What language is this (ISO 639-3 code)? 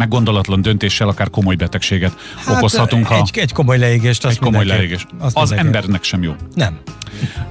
hun